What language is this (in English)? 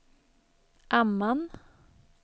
Swedish